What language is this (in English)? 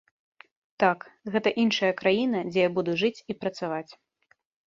Belarusian